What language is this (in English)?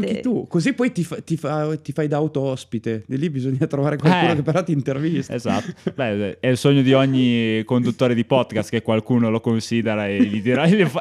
Italian